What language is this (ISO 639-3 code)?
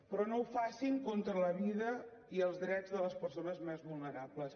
cat